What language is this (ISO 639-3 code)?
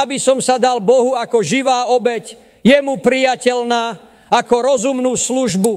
slk